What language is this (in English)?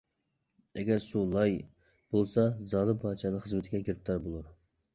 Uyghur